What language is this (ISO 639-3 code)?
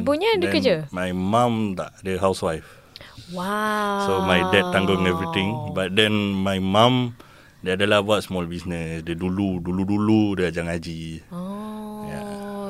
msa